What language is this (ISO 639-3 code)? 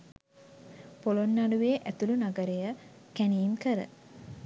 sin